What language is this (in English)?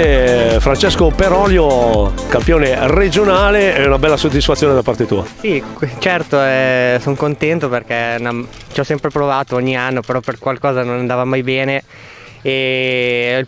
Italian